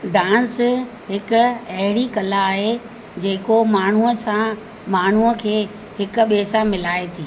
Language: Sindhi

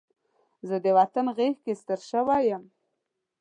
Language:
Pashto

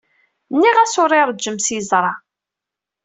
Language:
Kabyle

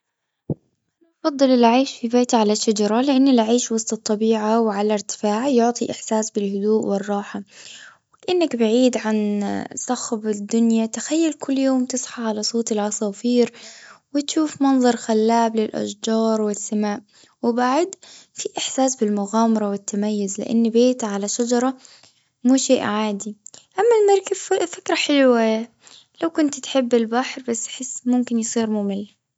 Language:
Gulf Arabic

